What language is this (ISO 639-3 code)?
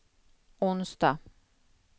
swe